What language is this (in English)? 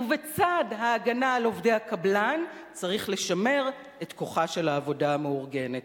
Hebrew